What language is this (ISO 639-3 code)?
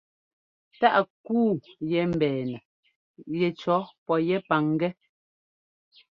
jgo